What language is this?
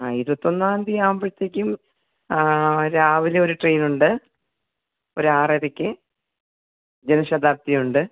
Malayalam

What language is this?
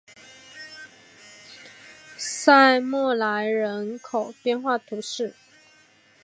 Chinese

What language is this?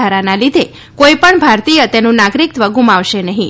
Gujarati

